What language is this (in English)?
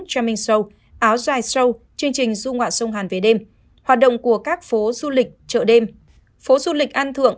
Vietnamese